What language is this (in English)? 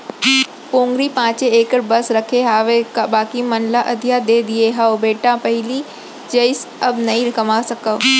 Chhattisgarhi